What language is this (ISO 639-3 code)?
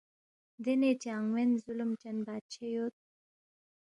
bft